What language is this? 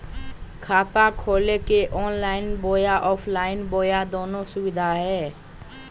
Magahi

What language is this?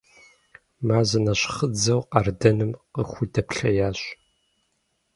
Kabardian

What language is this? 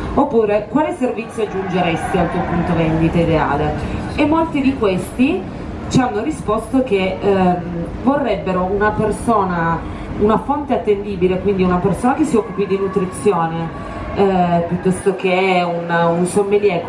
Italian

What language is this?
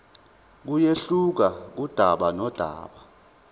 Zulu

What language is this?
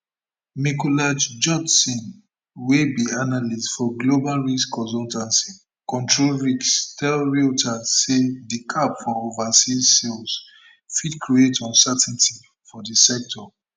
Nigerian Pidgin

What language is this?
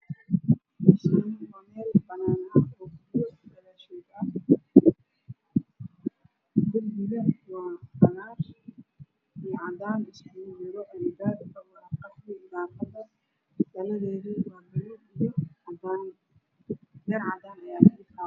Somali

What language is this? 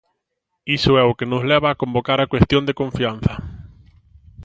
Galician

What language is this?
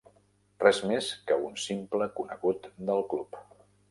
Catalan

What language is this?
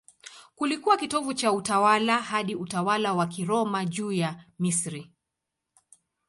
Swahili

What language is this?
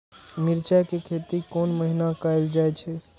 Maithili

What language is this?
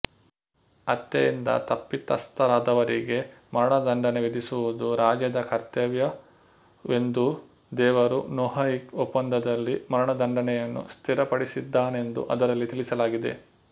Kannada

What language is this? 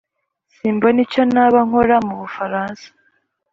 Kinyarwanda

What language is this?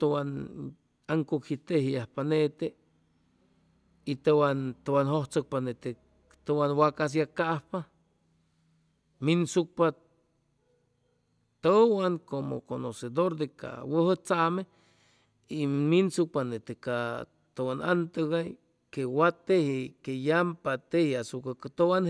Chimalapa Zoque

